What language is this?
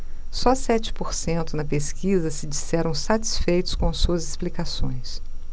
Portuguese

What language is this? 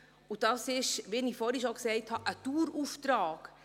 Swiss German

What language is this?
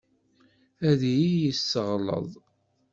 Kabyle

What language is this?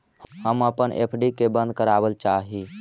Magahi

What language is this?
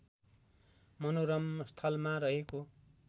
Nepali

